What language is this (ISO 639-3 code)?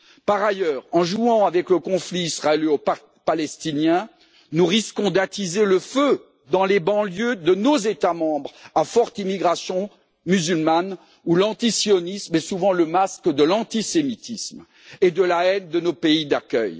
fra